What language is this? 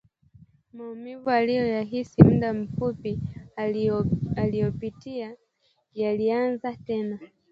Swahili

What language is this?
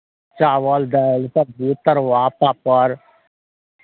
Maithili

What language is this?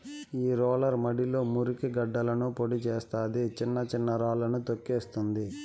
Telugu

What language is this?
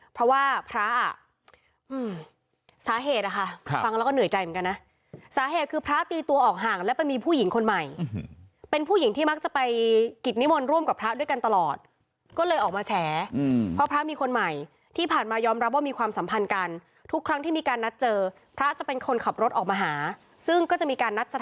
Thai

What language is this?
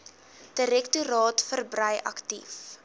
Afrikaans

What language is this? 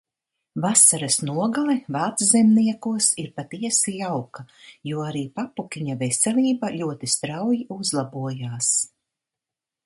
Latvian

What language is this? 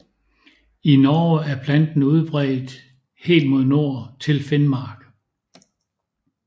Danish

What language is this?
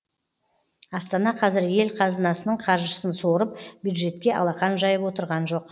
Kazakh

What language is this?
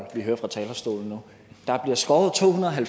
Danish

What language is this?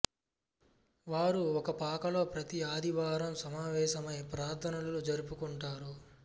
Telugu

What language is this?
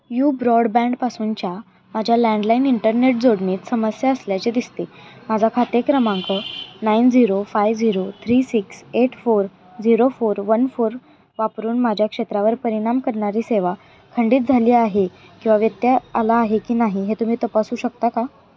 Marathi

